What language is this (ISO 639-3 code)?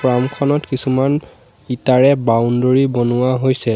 asm